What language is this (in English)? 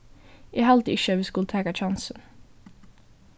Faroese